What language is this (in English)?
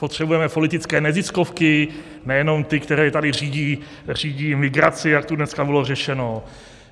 Czech